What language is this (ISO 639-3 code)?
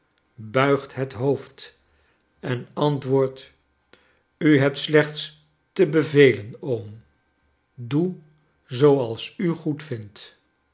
nld